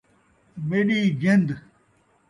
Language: Saraiki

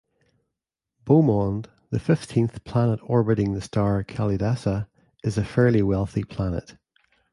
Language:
English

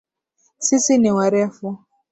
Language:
Swahili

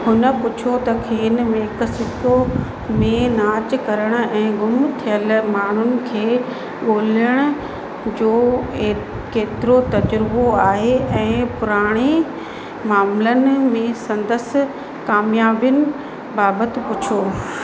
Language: Sindhi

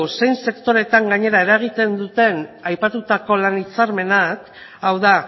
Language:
Basque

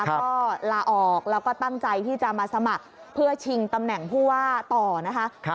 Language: Thai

